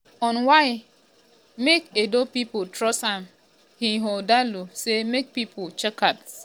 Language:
Nigerian Pidgin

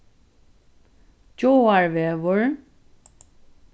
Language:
Faroese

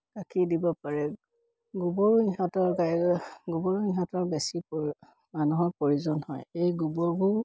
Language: Assamese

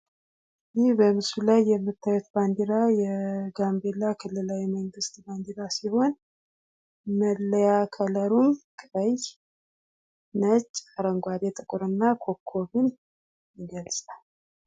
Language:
Amharic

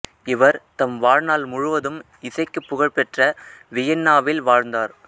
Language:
Tamil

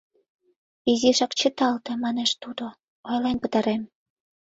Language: Mari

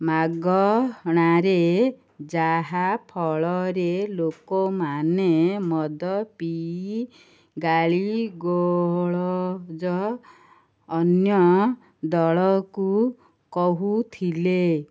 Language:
Odia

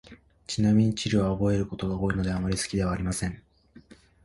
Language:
Japanese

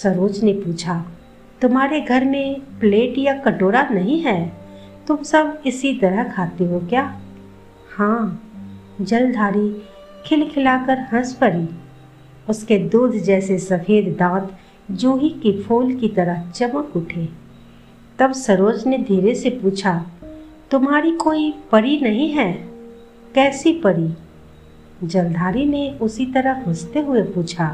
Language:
Hindi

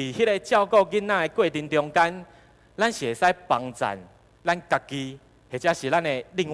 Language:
Chinese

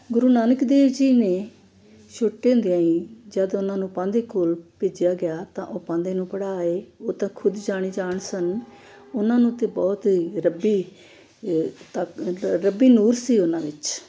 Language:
Punjabi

